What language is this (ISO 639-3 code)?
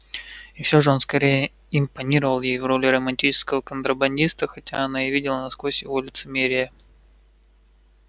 rus